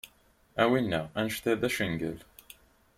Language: Kabyle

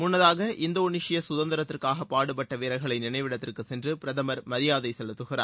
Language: Tamil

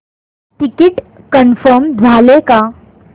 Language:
Marathi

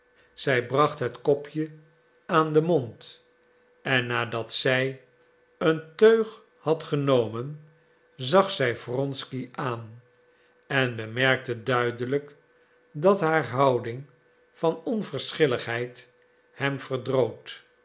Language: Dutch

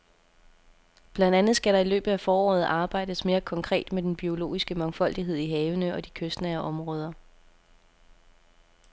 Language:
Danish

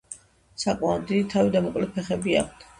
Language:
Georgian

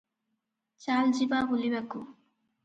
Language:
Odia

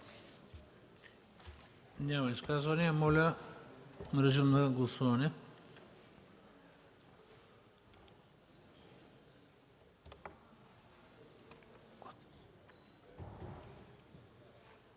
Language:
Bulgarian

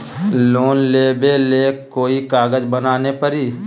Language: Magahi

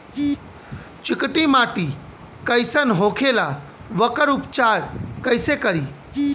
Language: Bhojpuri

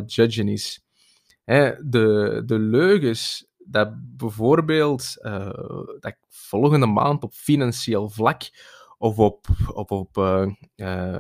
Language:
Dutch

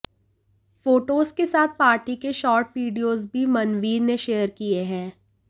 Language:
Hindi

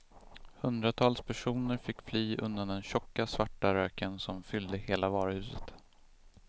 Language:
Swedish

